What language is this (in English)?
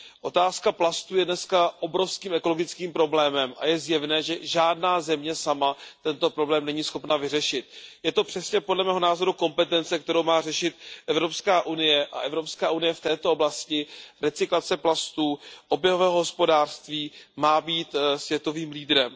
Czech